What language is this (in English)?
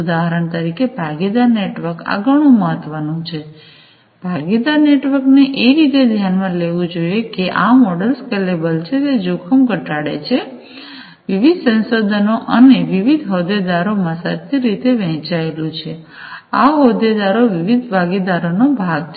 Gujarati